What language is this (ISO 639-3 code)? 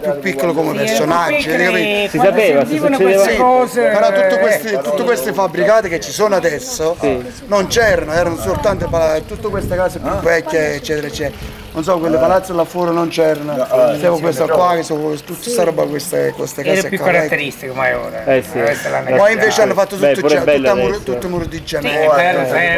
ita